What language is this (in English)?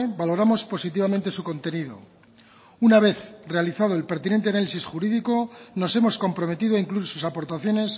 Spanish